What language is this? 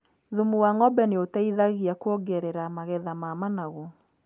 Kikuyu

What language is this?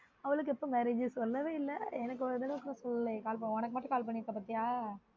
Tamil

